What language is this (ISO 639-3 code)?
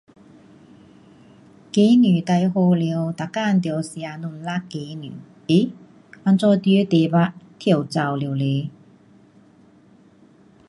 cpx